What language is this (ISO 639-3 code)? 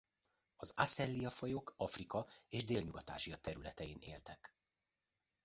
hun